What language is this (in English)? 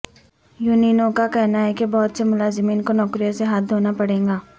Urdu